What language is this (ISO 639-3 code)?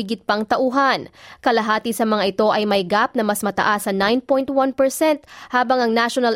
fil